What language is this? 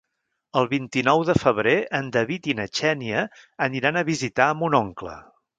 Catalan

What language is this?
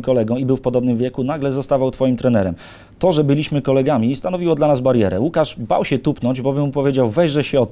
Polish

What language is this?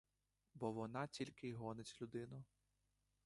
Ukrainian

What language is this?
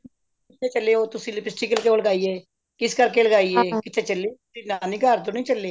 Punjabi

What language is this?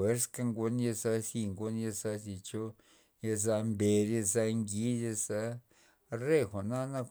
Loxicha Zapotec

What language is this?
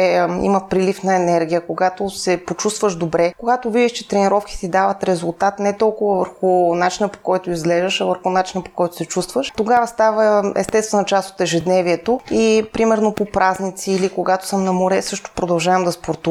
Bulgarian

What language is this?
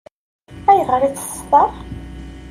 Kabyle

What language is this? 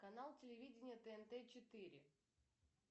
Russian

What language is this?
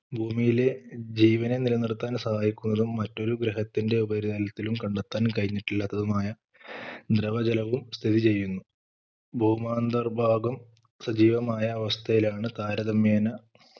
Malayalam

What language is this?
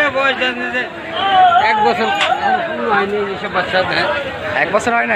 Arabic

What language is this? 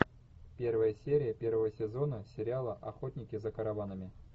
Russian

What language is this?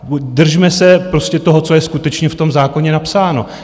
Czech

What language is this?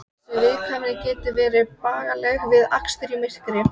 Icelandic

